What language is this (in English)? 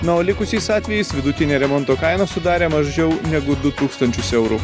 Lithuanian